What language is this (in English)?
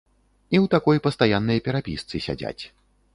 Belarusian